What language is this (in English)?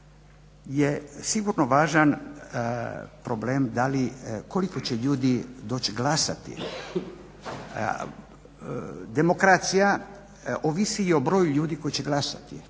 Croatian